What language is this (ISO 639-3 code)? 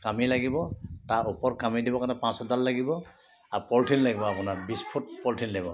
asm